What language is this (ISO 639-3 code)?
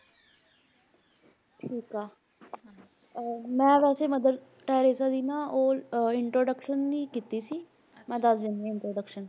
pan